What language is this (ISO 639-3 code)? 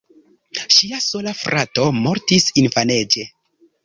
epo